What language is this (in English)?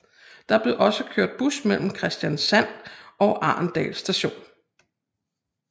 Danish